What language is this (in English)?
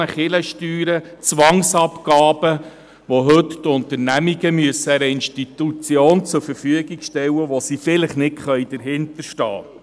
Swiss German